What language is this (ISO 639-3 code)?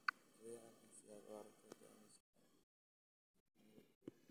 som